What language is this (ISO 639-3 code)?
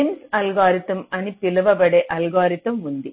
tel